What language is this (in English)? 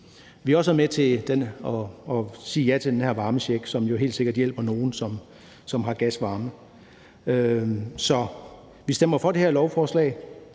Danish